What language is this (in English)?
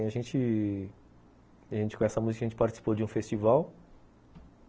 Portuguese